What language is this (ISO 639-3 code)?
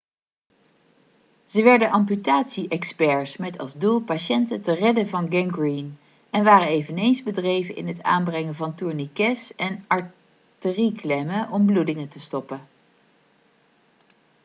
nld